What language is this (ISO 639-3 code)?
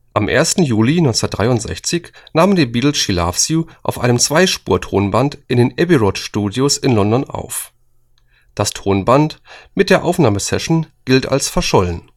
deu